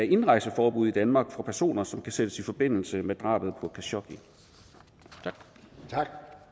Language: Danish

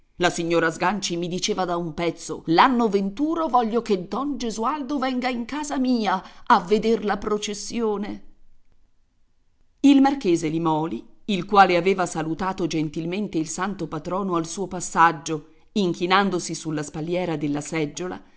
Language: Italian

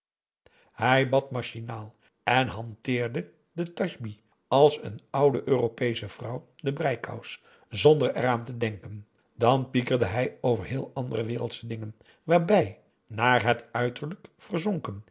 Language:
Dutch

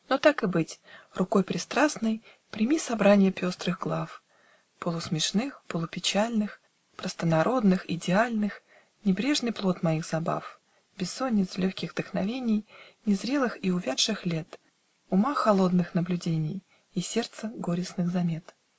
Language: Russian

